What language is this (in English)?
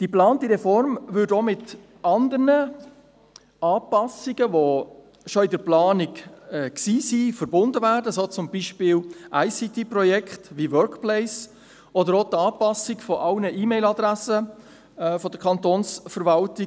Swiss German